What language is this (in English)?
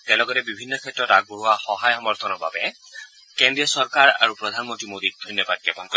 Assamese